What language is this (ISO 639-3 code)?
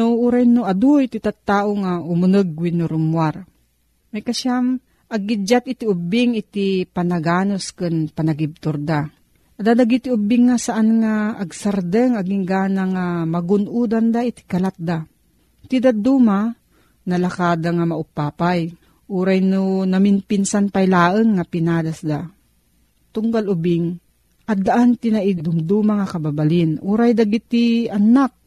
fil